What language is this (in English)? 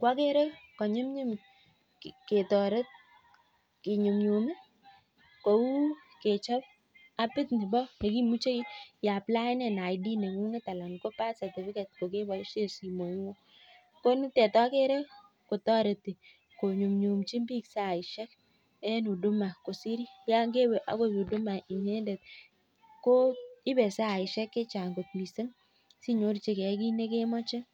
Kalenjin